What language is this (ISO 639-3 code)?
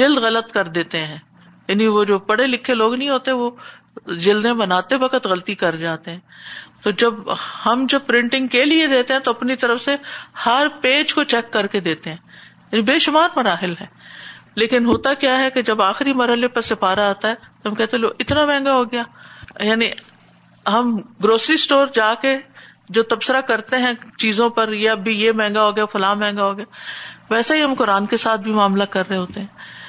urd